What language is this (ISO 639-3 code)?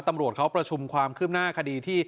tha